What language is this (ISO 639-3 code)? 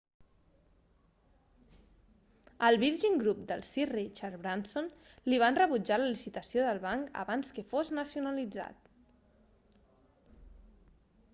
cat